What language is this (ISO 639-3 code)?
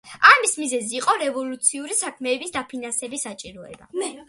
kat